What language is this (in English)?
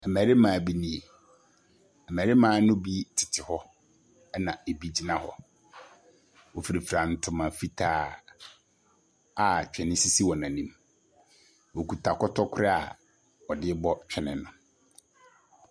Akan